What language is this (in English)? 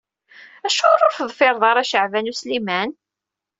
Kabyle